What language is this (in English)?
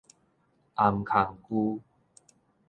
Min Nan Chinese